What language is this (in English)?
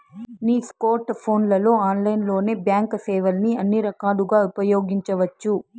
Telugu